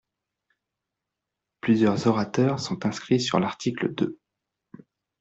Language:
French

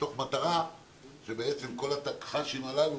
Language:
Hebrew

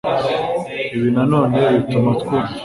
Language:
Kinyarwanda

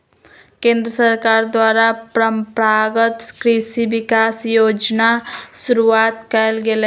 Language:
Magahi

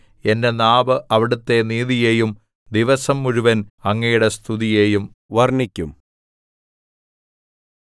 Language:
Malayalam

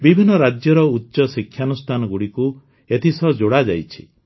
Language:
Odia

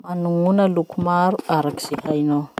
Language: Masikoro Malagasy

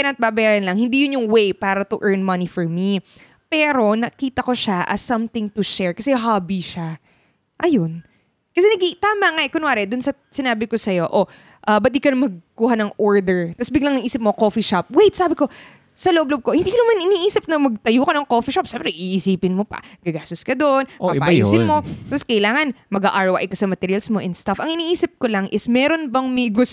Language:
Filipino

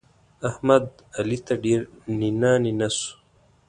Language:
Pashto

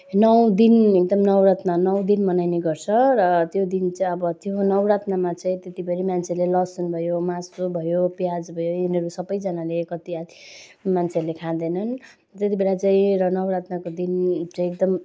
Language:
Nepali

